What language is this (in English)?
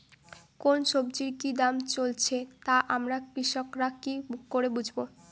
Bangla